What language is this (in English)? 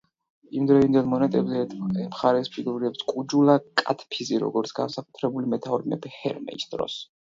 Georgian